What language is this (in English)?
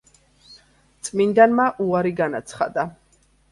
Georgian